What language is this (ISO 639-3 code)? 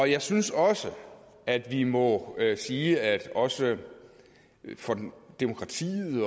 dan